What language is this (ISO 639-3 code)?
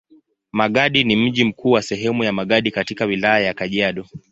swa